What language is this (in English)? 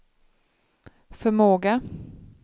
Swedish